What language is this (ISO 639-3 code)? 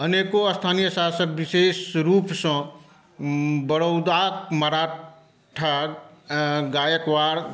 mai